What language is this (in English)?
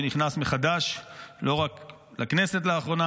Hebrew